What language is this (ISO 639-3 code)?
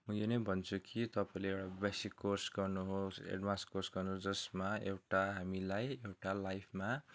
nep